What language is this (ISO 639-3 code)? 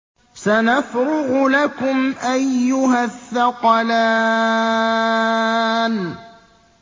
ara